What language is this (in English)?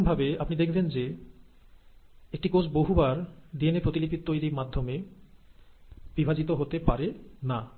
Bangla